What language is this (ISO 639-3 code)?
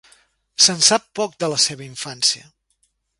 cat